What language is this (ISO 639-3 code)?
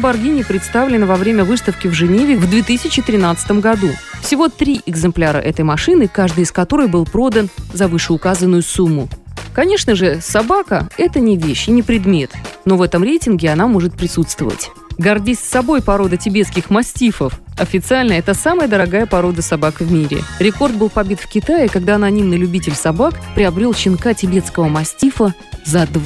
rus